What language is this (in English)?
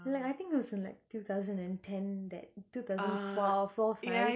English